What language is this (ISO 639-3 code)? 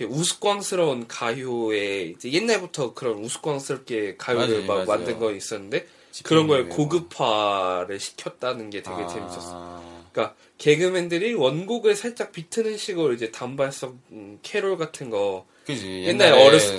kor